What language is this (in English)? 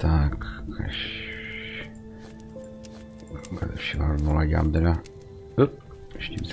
Czech